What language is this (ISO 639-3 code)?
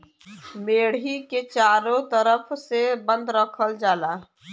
bho